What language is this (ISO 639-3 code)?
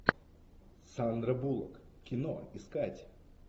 rus